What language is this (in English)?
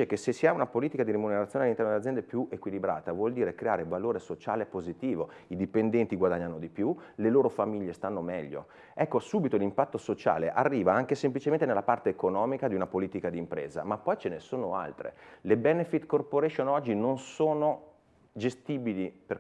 Italian